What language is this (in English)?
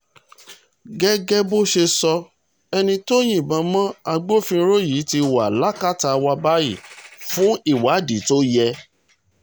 Yoruba